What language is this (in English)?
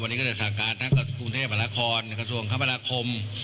Thai